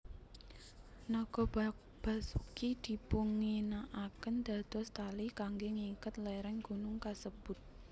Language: Javanese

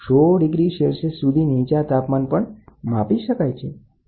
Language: Gujarati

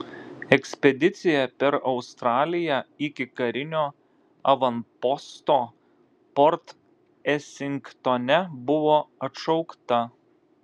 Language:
Lithuanian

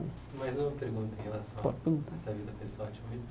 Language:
Portuguese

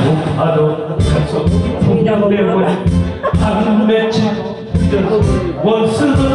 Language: Spanish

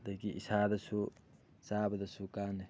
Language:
Manipuri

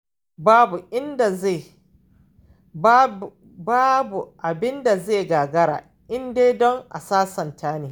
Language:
Hausa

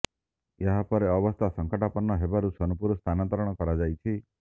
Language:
Odia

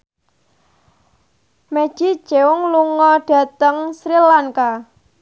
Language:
Javanese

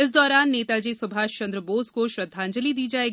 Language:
Hindi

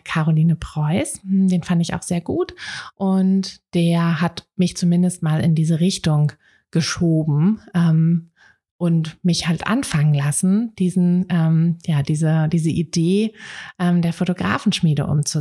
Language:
German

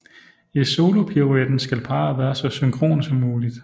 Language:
Danish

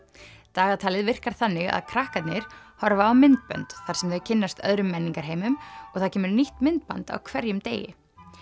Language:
Icelandic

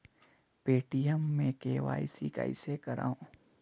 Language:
Chhattisgarhi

